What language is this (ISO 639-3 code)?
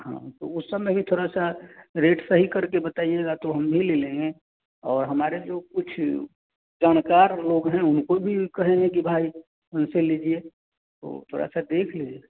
hin